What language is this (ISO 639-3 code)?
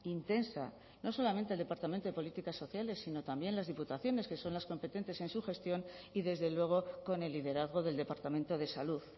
spa